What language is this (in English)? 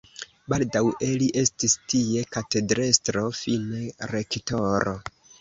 Esperanto